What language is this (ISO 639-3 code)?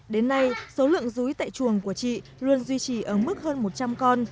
vie